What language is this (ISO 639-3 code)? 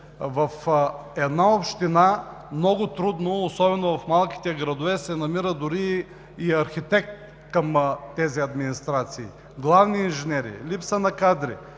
bul